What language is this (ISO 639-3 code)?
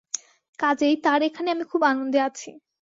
ben